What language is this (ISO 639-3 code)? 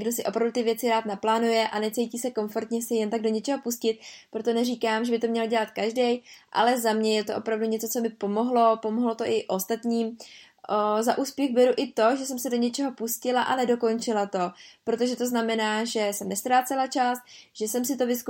ces